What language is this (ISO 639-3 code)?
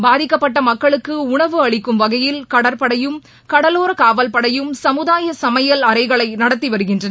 tam